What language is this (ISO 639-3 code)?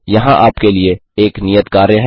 hin